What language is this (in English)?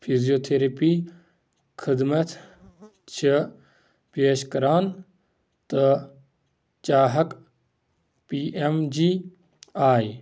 Kashmiri